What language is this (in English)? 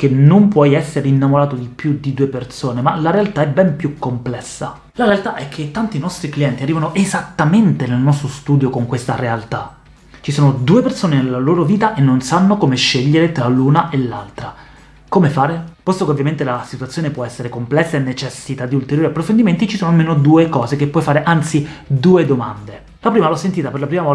Italian